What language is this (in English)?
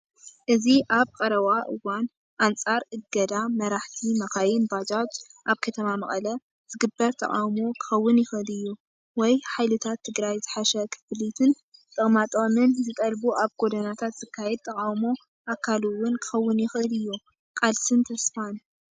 Tigrinya